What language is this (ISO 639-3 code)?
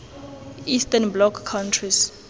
tsn